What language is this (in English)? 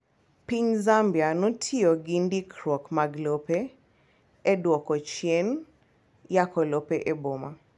Luo (Kenya and Tanzania)